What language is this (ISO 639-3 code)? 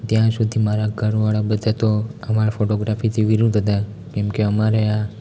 guj